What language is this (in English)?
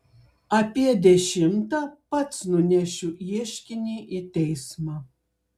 Lithuanian